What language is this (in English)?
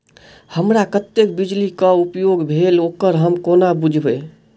Maithili